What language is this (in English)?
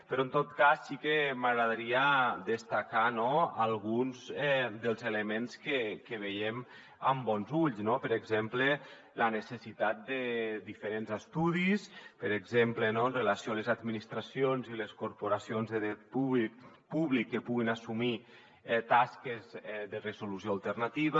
Catalan